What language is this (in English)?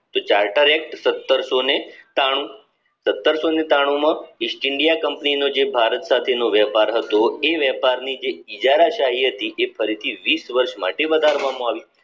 Gujarati